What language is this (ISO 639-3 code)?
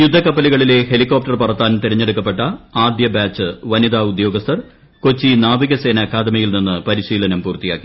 mal